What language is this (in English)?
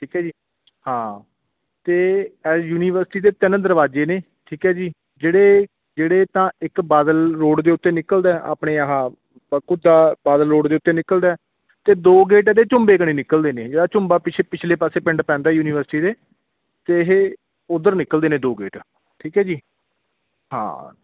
Punjabi